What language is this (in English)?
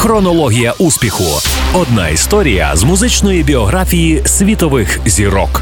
Ukrainian